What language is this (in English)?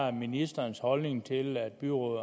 Danish